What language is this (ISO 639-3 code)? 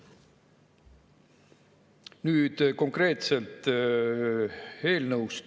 est